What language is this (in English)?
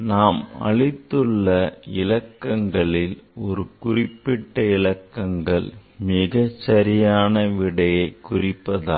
Tamil